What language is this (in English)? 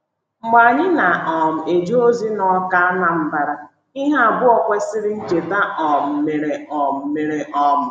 Igbo